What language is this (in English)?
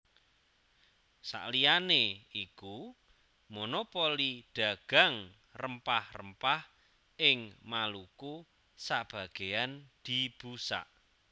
Javanese